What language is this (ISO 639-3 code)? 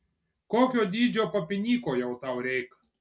lit